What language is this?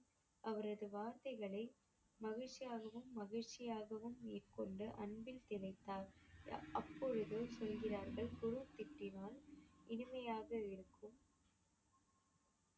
Tamil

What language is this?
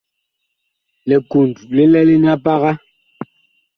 Bakoko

